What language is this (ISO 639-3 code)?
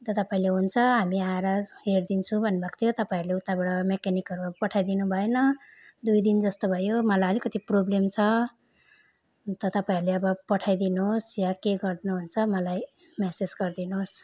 nep